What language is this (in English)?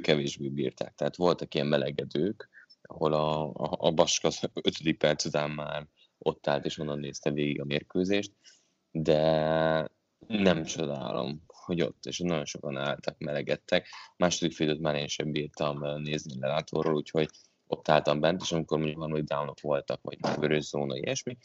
Hungarian